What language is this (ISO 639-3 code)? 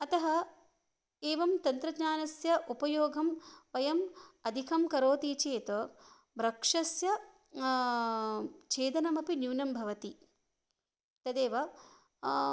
san